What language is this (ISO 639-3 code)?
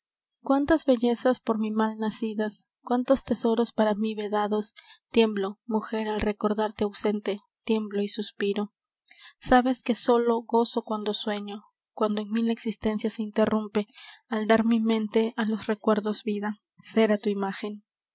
spa